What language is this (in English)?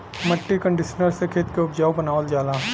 Bhojpuri